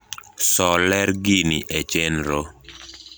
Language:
Luo (Kenya and Tanzania)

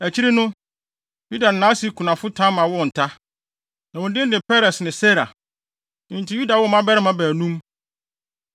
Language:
Akan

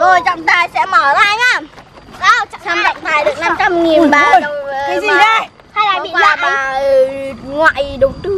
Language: Vietnamese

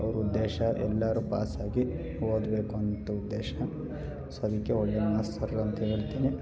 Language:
Kannada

